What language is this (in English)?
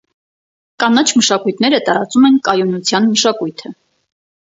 Armenian